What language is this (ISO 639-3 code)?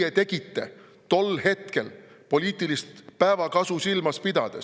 est